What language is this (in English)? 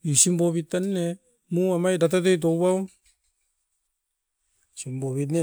Askopan